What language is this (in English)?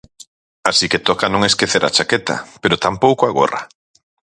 Galician